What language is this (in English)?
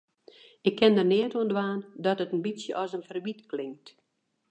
Western Frisian